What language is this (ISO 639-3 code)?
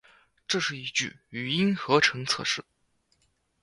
zho